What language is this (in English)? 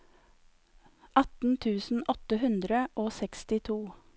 Norwegian